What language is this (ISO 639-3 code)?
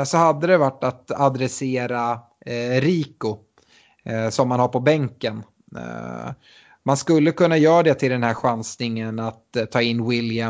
swe